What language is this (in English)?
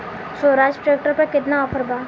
Bhojpuri